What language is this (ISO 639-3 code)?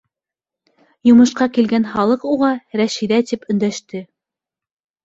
bak